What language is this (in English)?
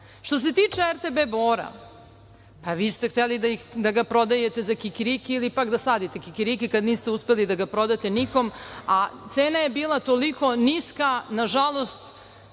Serbian